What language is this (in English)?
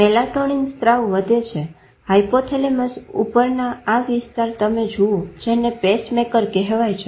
Gujarati